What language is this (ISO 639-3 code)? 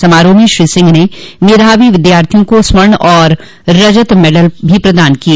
hin